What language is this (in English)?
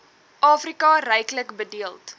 Afrikaans